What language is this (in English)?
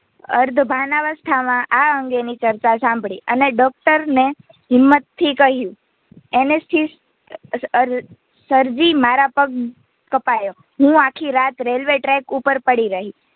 Gujarati